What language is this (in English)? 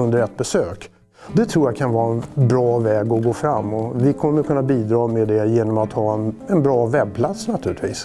Swedish